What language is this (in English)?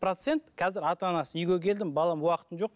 Kazakh